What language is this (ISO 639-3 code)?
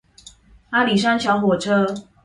zho